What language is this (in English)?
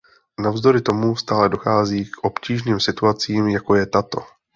Czech